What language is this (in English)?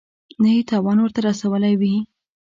Pashto